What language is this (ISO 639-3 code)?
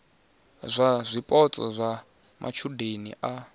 ven